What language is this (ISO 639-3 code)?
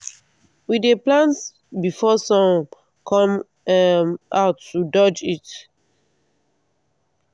pcm